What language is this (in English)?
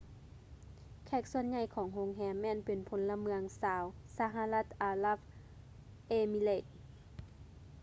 Lao